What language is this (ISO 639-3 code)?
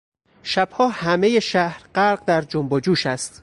fas